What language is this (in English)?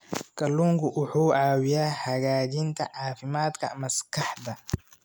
Somali